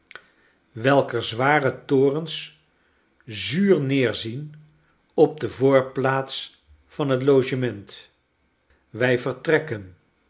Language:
Dutch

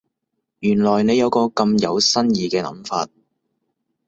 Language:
Cantonese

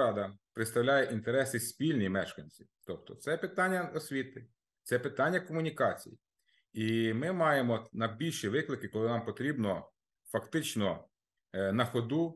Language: Ukrainian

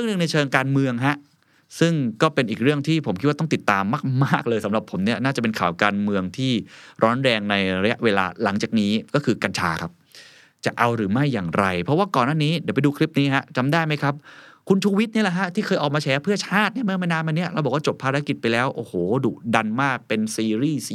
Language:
Thai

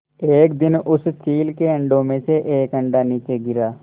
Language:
Hindi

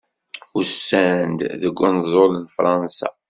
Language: Kabyle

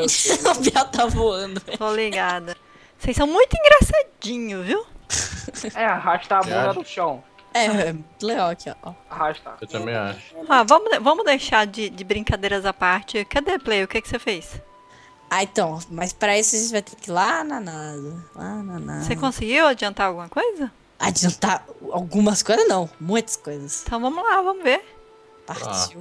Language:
Portuguese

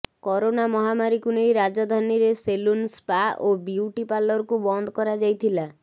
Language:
Odia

